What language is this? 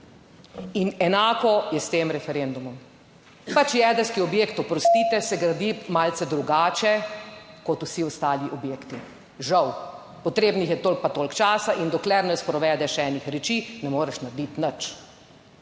Slovenian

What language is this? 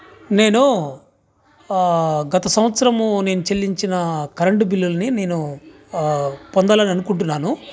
Telugu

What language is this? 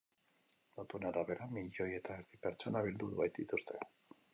Basque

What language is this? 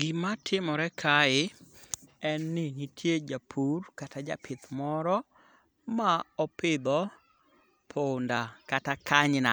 Luo (Kenya and Tanzania)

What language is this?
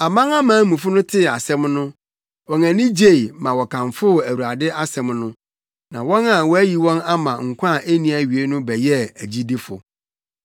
Akan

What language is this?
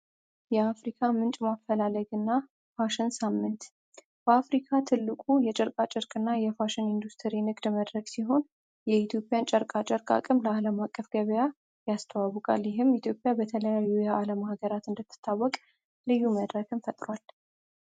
Amharic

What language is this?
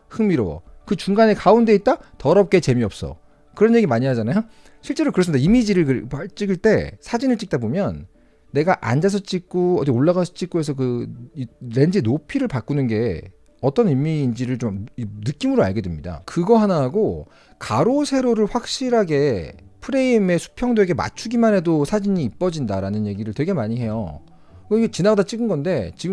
Korean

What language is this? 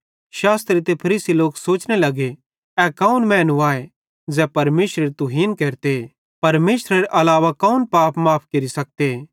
Bhadrawahi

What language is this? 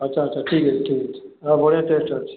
Odia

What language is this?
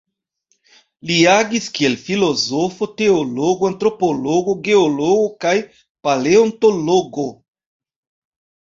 Esperanto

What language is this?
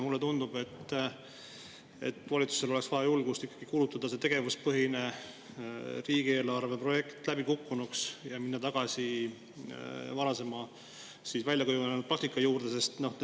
Estonian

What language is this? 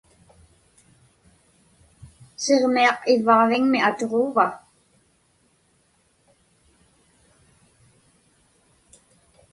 Inupiaq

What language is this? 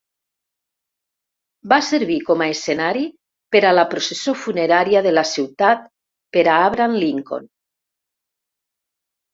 Catalan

